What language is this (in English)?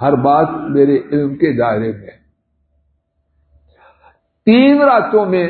Arabic